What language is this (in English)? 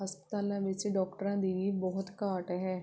Punjabi